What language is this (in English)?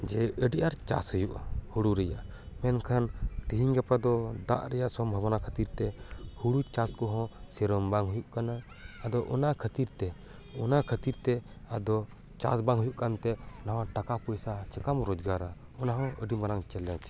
Santali